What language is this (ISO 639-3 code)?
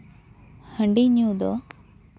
sat